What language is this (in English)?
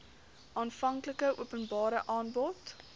Afrikaans